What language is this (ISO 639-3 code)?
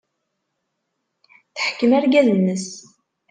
kab